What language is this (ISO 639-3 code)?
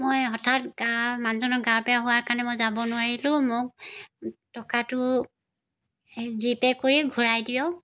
asm